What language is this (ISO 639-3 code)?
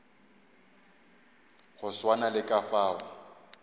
nso